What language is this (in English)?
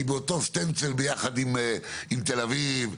Hebrew